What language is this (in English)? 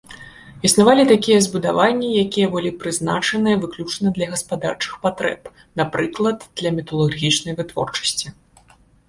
Belarusian